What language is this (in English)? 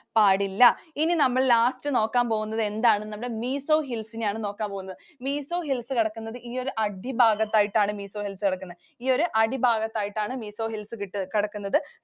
Malayalam